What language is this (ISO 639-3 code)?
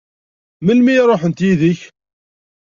kab